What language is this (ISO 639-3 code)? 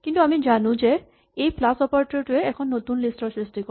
asm